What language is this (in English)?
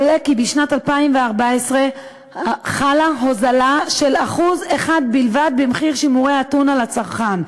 Hebrew